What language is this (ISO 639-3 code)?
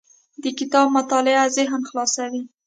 pus